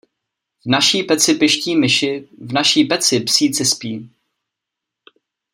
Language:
Czech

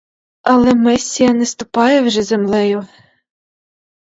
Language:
Ukrainian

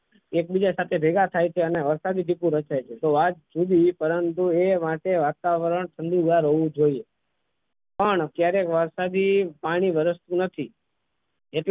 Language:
Gujarati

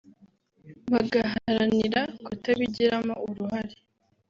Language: Kinyarwanda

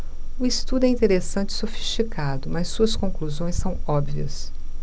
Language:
Portuguese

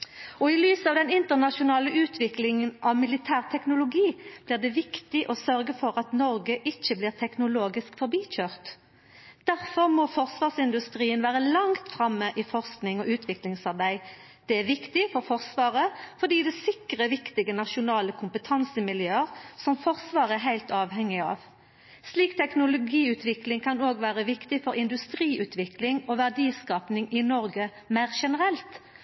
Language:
Norwegian Nynorsk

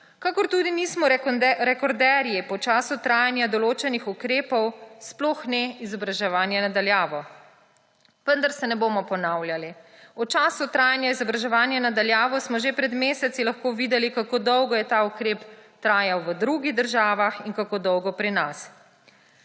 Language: Slovenian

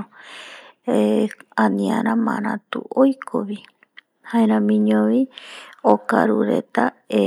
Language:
Eastern Bolivian Guaraní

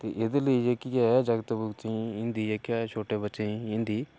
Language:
Dogri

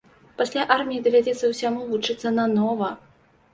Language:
Belarusian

